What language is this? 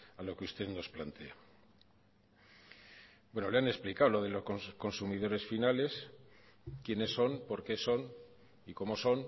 Spanish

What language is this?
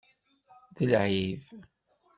Kabyle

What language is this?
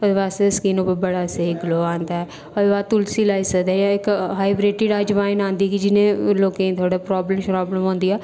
Dogri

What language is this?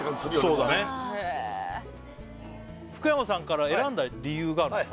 Japanese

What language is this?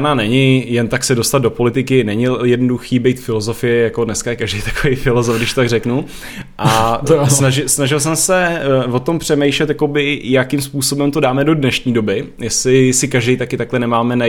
Czech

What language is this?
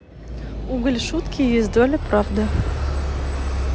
Russian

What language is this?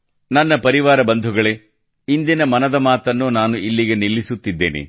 Kannada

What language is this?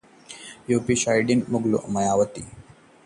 Hindi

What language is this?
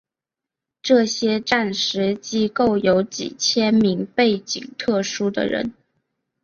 Chinese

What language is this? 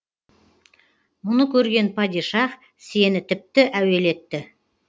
Kazakh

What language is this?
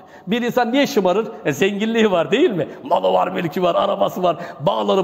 Turkish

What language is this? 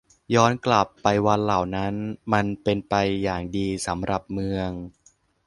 Thai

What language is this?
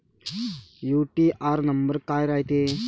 Marathi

